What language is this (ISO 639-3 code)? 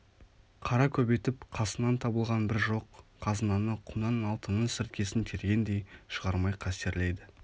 kaz